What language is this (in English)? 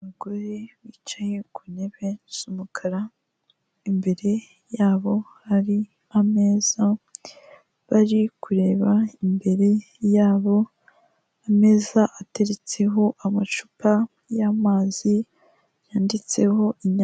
Kinyarwanda